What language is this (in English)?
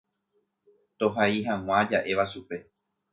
Guarani